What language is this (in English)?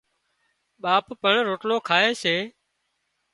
Wadiyara Koli